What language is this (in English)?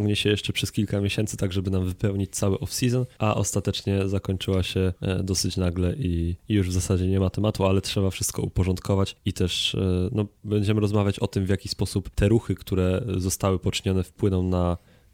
Polish